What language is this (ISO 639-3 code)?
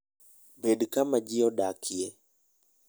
luo